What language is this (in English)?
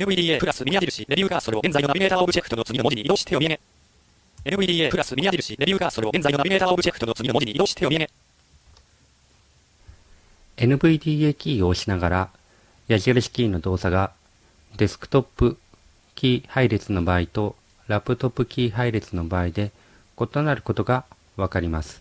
Japanese